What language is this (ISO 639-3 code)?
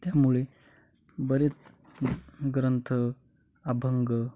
mar